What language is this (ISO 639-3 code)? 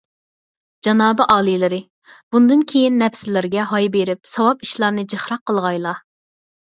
uig